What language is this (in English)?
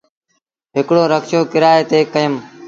Sindhi Bhil